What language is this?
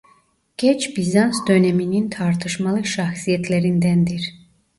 Turkish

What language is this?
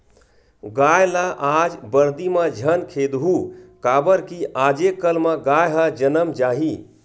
Chhattisgarhi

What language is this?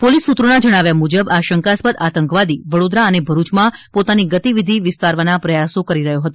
Gujarati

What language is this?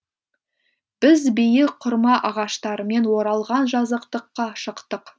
Kazakh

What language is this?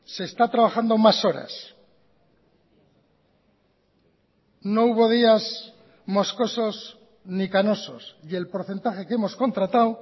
Spanish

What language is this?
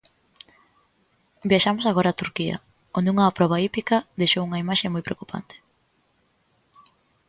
Galician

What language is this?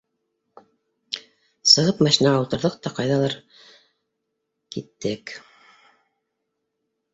Bashkir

